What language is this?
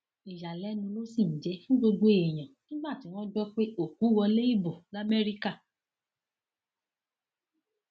Yoruba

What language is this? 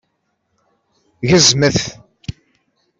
Kabyle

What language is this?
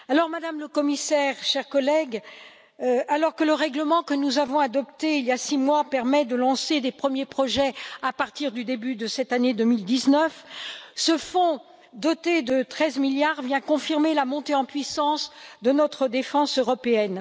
French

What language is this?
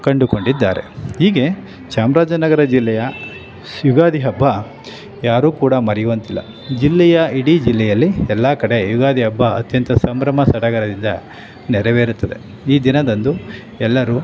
Kannada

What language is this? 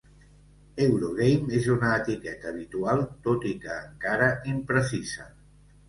Catalan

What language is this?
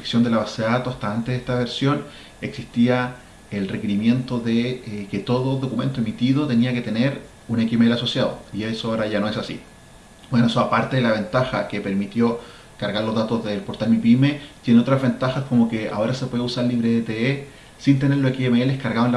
Spanish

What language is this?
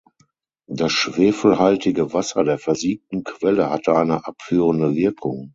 German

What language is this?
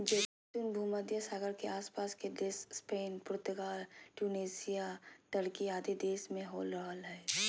Magahi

